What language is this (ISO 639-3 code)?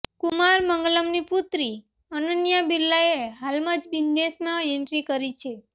guj